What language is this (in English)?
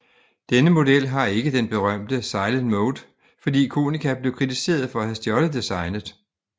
Danish